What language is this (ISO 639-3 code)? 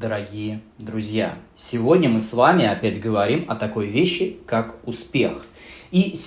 rus